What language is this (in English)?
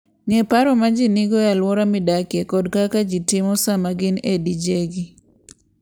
Luo (Kenya and Tanzania)